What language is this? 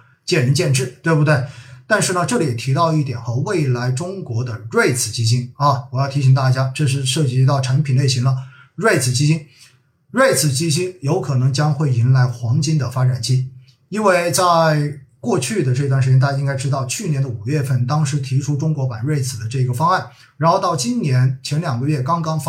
Chinese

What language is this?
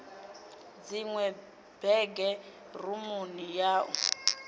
Venda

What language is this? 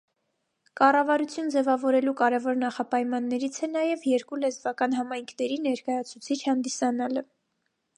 Armenian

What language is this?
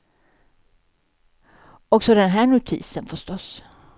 Swedish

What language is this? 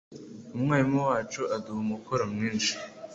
Kinyarwanda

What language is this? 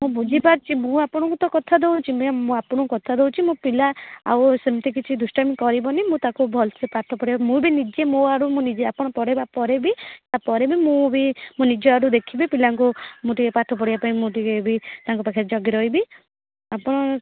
Odia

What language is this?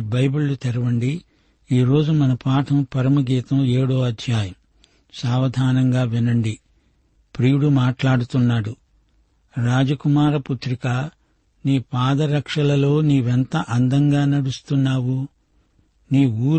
Telugu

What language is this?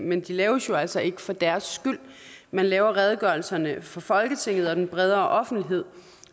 Danish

